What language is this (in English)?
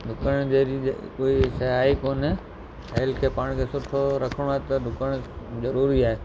Sindhi